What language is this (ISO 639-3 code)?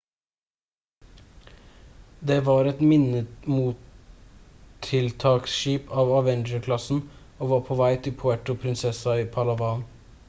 nob